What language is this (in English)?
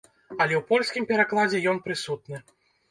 Belarusian